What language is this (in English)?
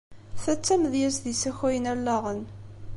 Kabyle